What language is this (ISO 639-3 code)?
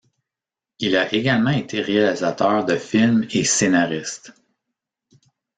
fra